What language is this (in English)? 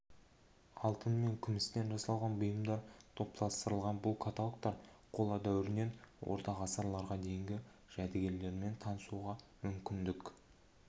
Kazakh